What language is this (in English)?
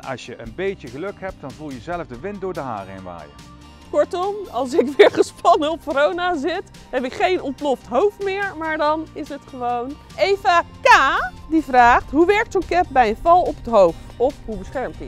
Dutch